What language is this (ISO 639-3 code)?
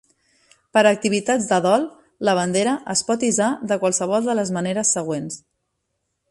cat